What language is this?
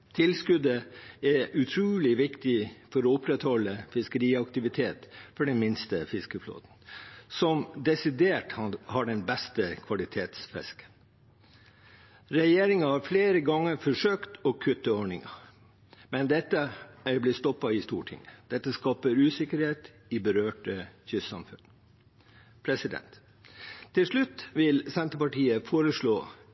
Norwegian Bokmål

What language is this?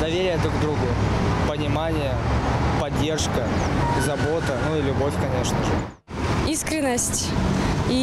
Russian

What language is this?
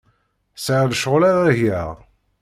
Kabyle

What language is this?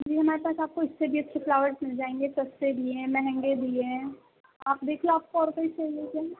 Urdu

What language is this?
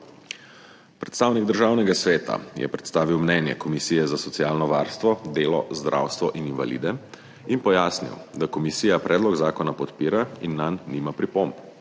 Slovenian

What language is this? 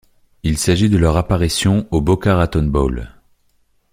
French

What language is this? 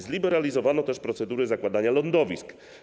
Polish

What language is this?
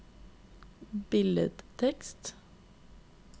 Norwegian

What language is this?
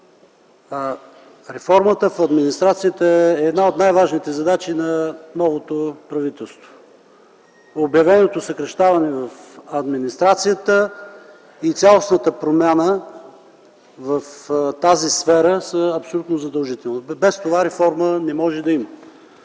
Bulgarian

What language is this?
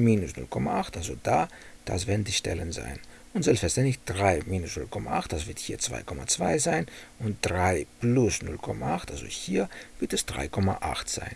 German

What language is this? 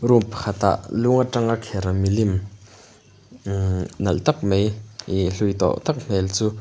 Mizo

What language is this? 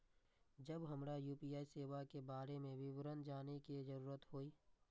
Maithili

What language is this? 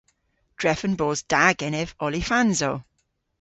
Cornish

